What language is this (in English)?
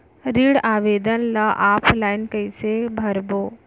Chhattisgarhi